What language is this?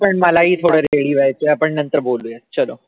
Marathi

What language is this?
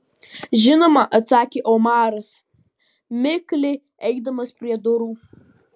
Lithuanian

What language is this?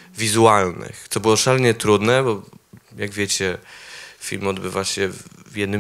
Polish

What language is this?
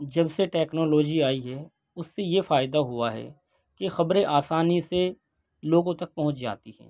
Urdu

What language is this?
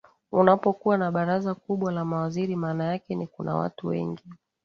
Swahili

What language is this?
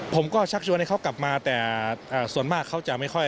Thai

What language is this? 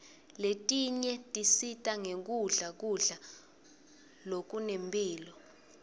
Swati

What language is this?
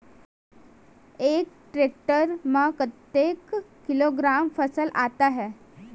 Chhattisgarhi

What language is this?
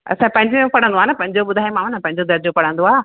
Sindhi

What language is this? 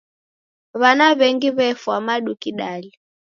Taita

